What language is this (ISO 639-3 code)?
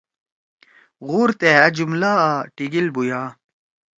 trw